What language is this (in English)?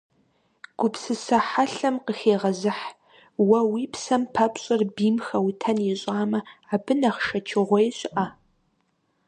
Kabardian